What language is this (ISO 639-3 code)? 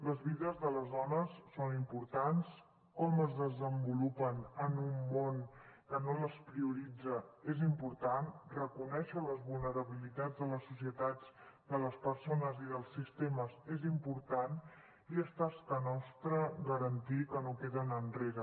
cat